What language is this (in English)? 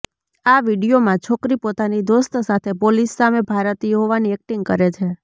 Gujarati